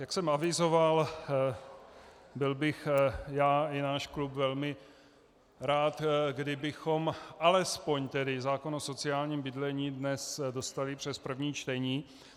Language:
Czech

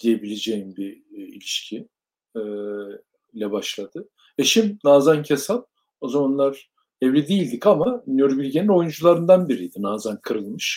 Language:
Turkish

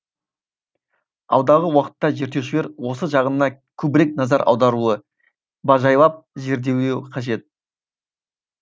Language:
Kazakh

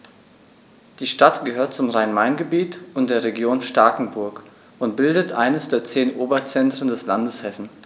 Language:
German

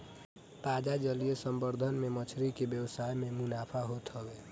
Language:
Bhojpuri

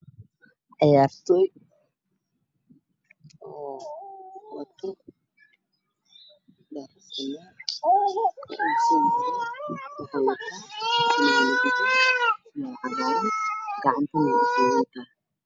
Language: Somali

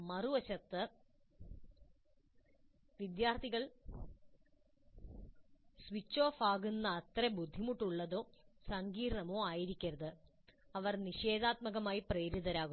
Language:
Malayalam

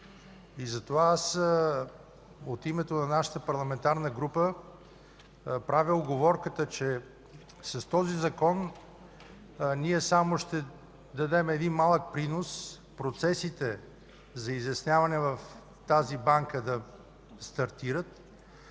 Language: Bulgarian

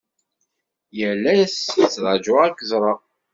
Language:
Kabyle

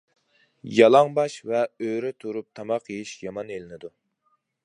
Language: Uyghur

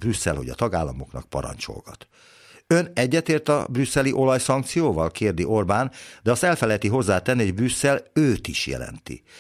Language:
Hungarian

